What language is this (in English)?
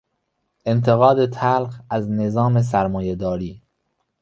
Persian